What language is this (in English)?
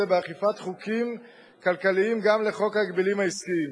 Hebrew